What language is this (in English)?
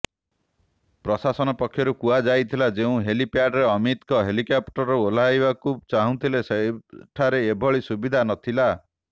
Odia